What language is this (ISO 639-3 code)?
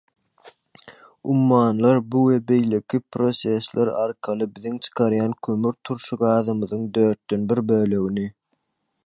tuk